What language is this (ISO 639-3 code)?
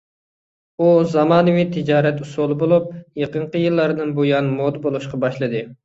uig